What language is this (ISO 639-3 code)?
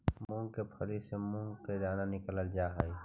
mag